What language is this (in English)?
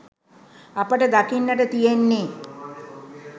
Sinhala